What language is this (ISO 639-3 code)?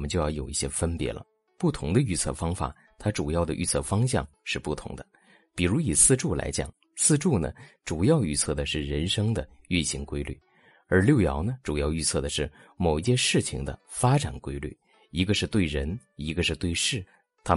zho